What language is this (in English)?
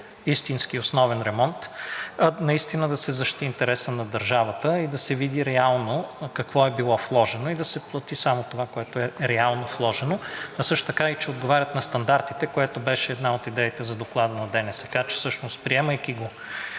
Bulgarian